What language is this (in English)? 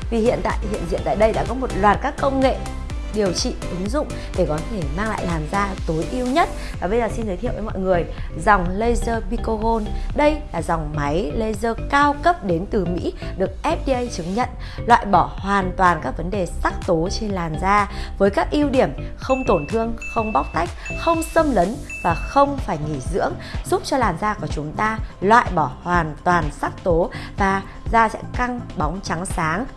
Vietnamese